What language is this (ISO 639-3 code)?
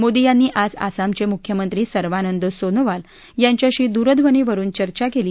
mar